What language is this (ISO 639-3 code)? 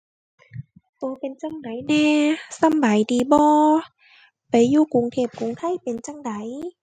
tha